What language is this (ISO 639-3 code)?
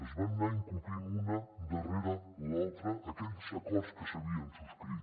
cat